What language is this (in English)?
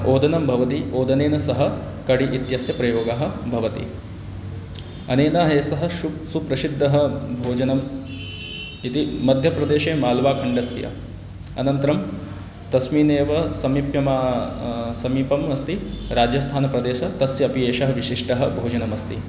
Sanskrit